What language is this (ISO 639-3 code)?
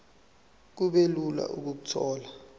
zul